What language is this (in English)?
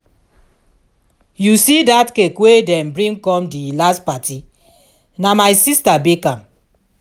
Nigerian Pidgin